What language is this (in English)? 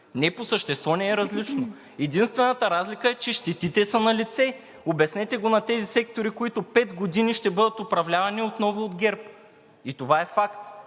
Bulgarian